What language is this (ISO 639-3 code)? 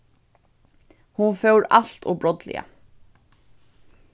fao